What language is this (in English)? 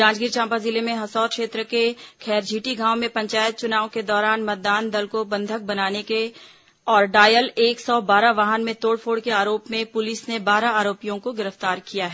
Hindi